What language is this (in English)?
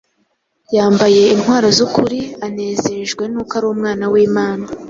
Kinyarwanda